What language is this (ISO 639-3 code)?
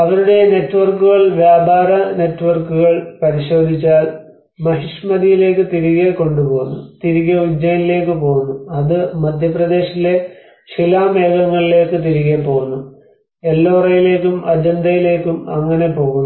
mal